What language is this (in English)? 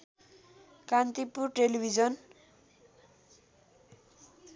Nepali